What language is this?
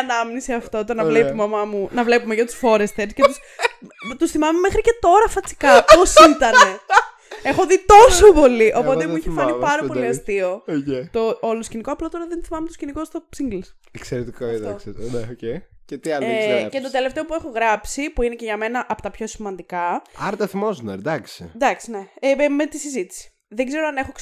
Greek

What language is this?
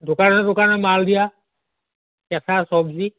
Assamese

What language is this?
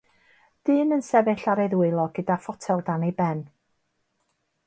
Welsh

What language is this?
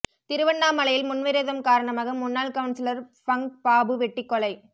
Tamil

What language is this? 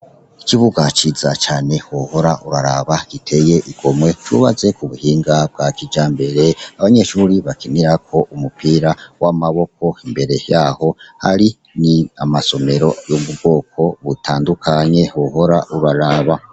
Rundi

